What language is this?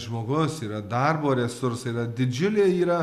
Lithuanian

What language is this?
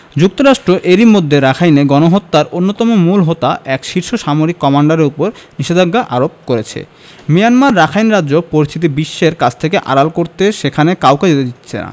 Bangla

